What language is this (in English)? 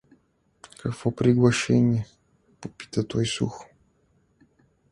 Bulgarian